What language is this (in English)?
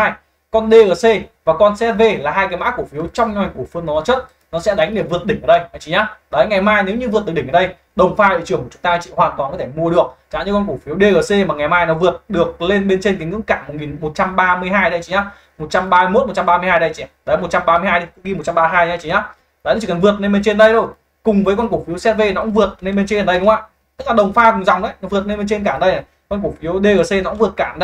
Vietnamese